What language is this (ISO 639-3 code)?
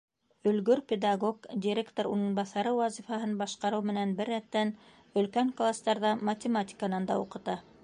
bak